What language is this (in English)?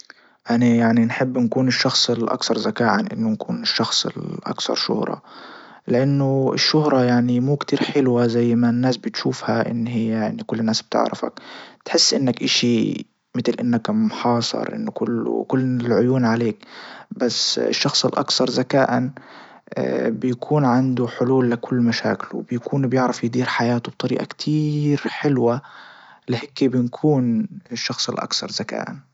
Libyan Arabic